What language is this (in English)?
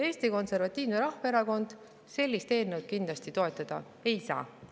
Estonian